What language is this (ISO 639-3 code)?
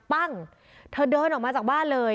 tha